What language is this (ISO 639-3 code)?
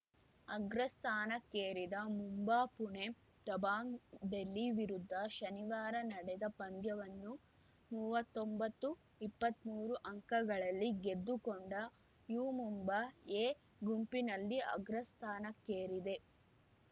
kan